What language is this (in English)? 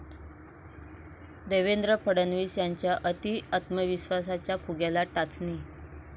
Marathi